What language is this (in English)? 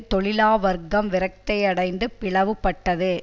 Tamil